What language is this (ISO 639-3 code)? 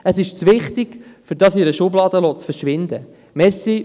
gsw